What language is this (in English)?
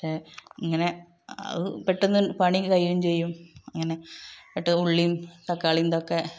Malayalam